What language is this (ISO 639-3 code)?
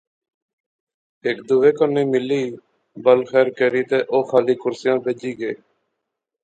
phr